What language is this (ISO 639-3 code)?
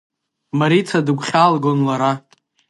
abk